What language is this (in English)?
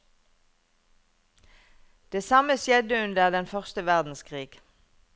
Norwegian